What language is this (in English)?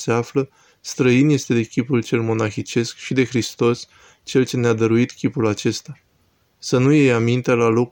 Romanian